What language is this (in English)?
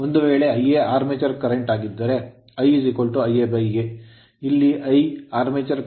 Kannada